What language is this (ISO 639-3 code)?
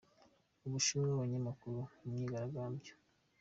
kin